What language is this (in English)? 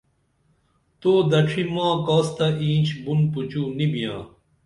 Dameli